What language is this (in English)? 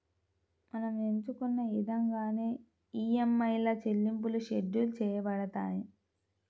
Telugu